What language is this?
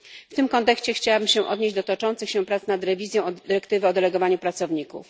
Polish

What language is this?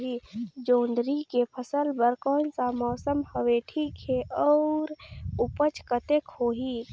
Chhattisgarhi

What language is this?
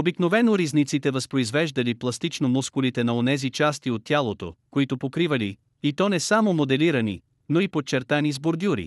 Bulgarian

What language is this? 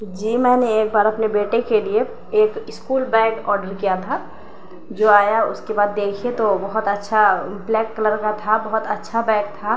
Urdu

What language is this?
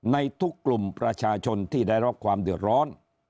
Thai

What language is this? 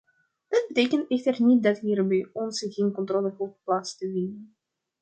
Dutch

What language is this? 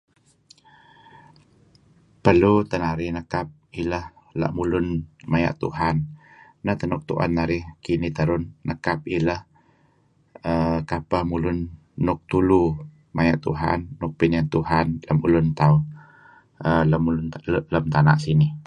Kelabit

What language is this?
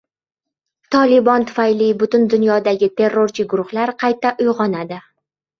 Uzbek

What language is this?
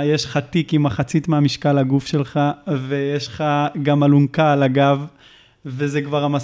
Hebrew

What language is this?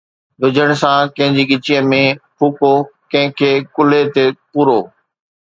Sindhi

